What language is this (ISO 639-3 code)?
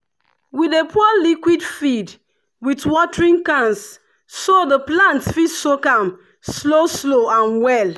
pcm